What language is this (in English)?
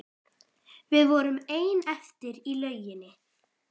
Icelandic